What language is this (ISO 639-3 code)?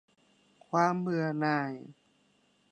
tha